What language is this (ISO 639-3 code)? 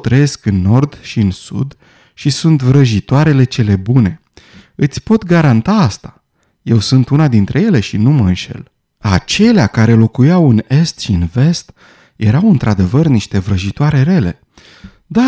ron